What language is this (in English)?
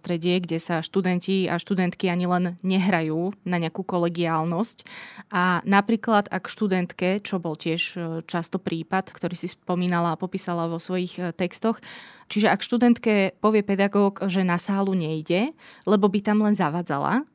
Slovak